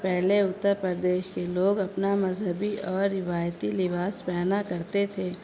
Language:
Urdu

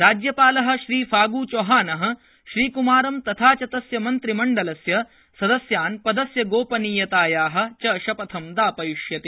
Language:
Sanskrit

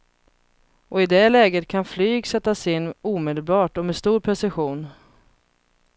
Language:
Swedish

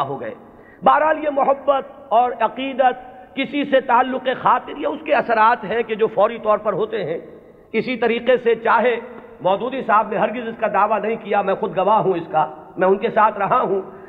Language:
Urdu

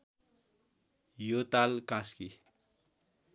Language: Nepali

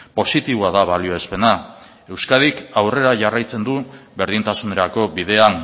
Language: Basque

